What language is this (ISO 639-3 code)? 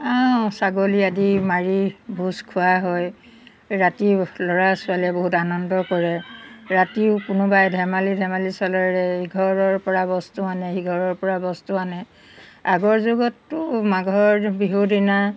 asm